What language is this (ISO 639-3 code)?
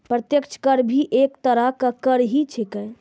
mai